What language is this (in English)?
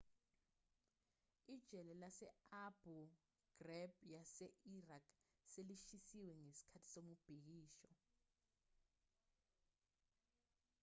Zulu